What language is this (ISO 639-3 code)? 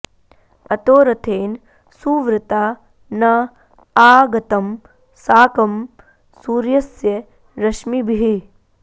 san